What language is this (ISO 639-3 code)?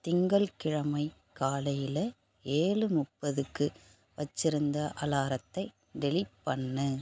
tam